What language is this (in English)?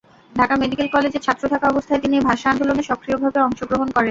Bangla